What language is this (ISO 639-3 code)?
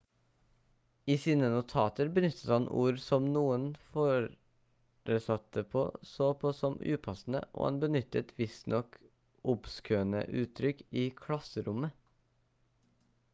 nob